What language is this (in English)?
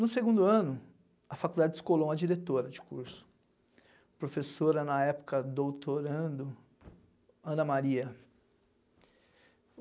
Portuguese